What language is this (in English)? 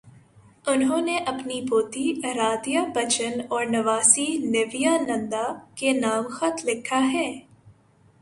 Urdu